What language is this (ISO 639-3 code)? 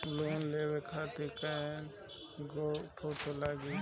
bho